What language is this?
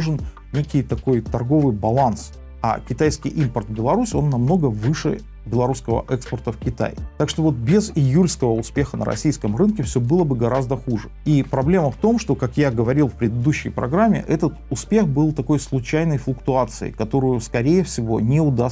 Russian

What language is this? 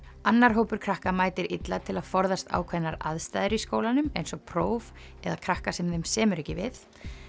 Icelandic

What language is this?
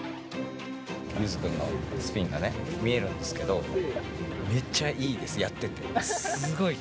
Japanese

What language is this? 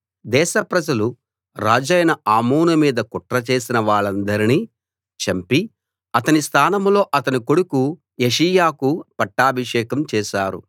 Telugu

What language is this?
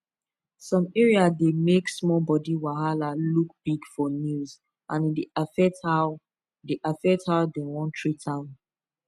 Nigerian Pidgin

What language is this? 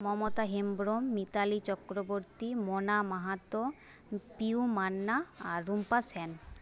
Bangla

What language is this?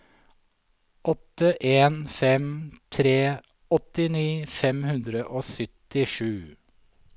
Norwegian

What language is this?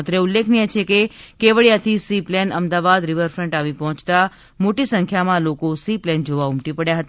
Gujarati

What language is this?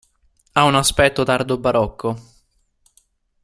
Italian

